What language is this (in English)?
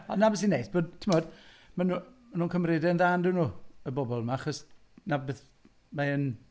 Welsh